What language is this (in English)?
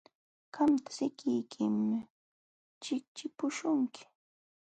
Jauja Wanca Quechua